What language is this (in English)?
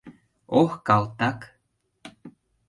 Mari